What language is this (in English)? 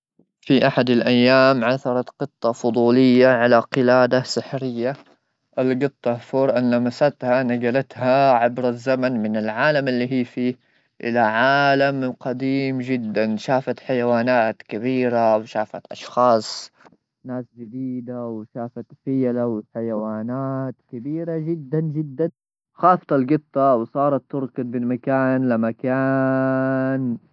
Gulf Arabic